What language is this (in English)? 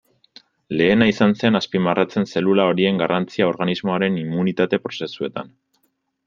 Basque